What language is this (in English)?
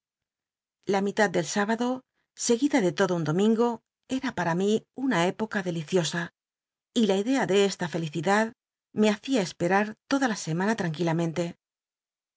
Spanish